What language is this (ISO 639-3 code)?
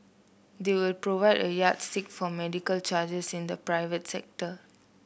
eng